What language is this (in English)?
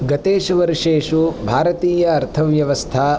Sanskrit